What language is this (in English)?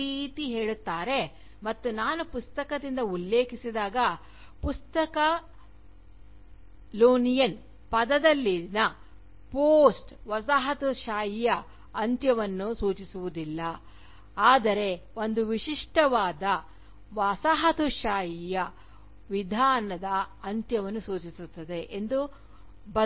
Kannada